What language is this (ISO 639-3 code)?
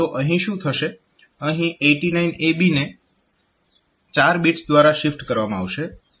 guj